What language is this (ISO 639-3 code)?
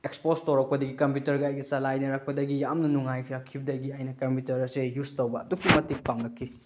mni